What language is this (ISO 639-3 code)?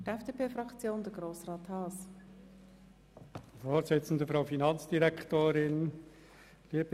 gsw